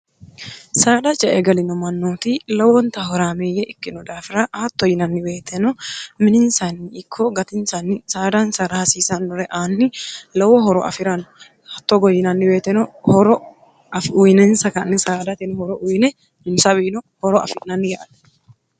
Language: Sidamo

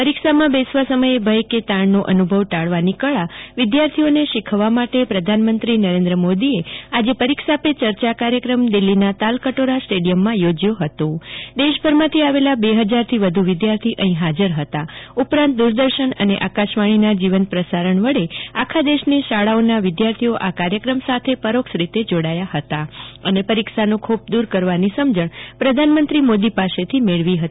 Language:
Gujarati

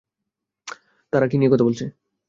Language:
Bangla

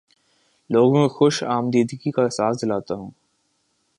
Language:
Urdu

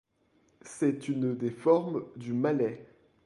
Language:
French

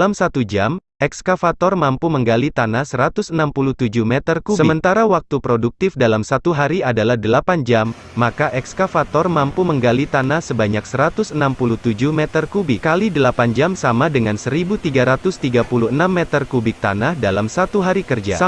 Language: Indonesian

